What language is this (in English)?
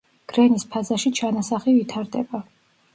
Georgian